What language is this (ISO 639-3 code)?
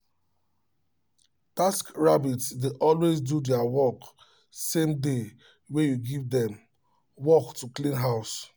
pcm